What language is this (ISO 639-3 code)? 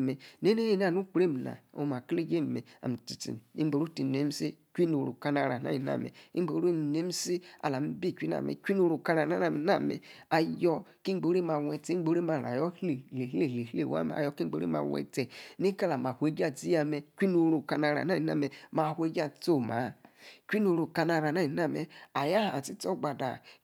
ekr